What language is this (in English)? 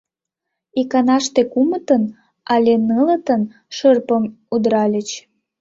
Mari